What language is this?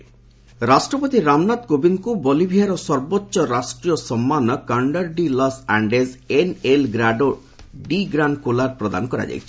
Odia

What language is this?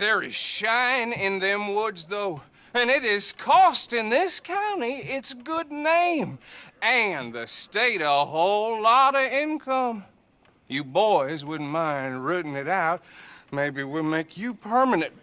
English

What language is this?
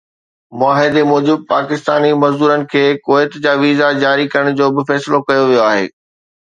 Sindhi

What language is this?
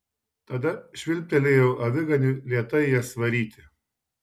Lithuanian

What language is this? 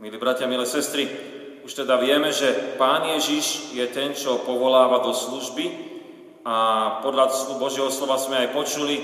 Slovak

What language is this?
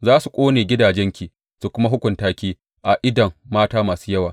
Hausa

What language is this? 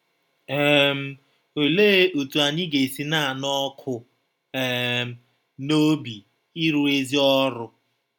Igbo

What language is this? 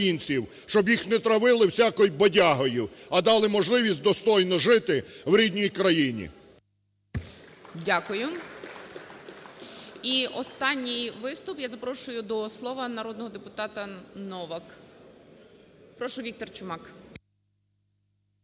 Ukrainian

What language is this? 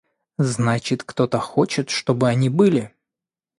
Russian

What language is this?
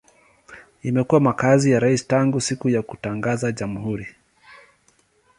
Swahili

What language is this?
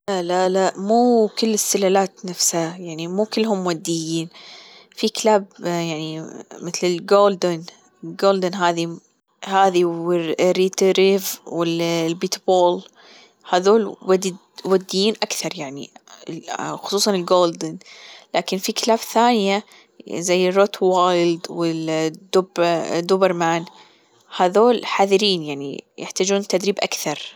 Gulf Arabic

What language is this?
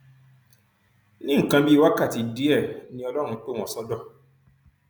Yoruba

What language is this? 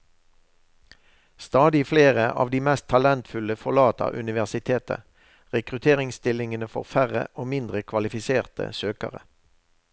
Norwegian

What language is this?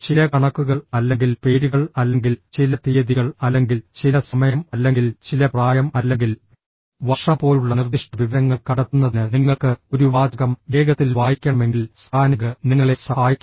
Malayalam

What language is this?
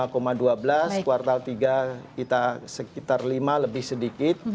Indonesian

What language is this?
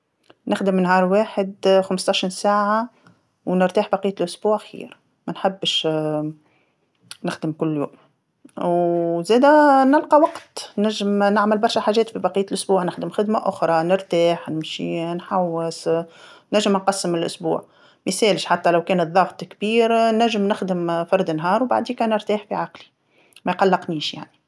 Tunisian Arabic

